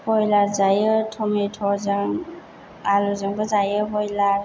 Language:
Bodo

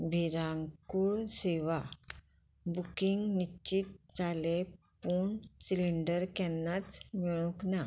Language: Konkani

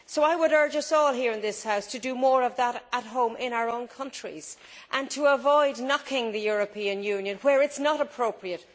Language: English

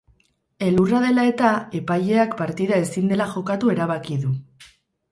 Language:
Basque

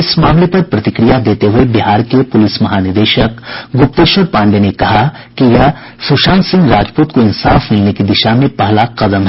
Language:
Hindi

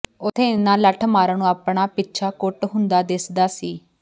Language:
Punjabi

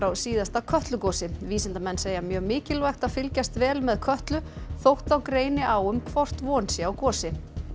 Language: Icelandic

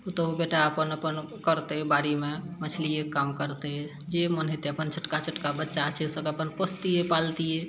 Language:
Maithili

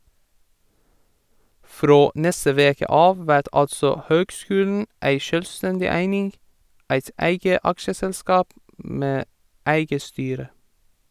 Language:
Norwegian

